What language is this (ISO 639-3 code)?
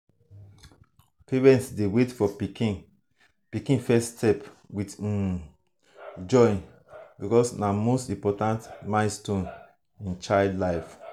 pcm